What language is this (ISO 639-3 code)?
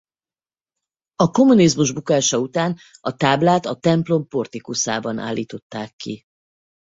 hun